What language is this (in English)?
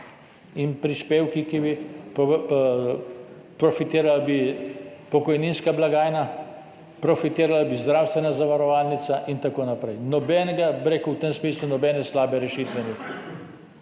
Slovenian